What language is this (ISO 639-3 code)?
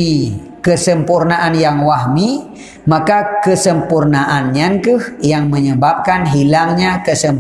msa